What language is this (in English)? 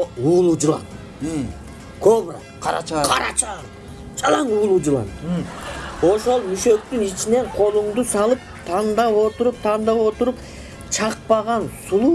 Turkish